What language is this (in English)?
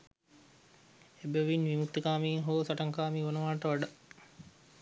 Sinhala